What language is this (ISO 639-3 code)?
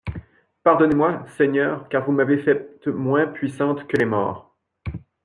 fra